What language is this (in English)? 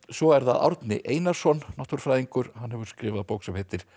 Icelandic